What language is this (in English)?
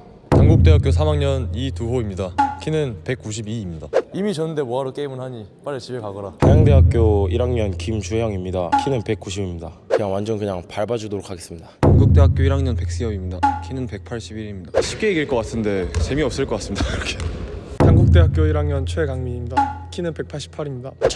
Korean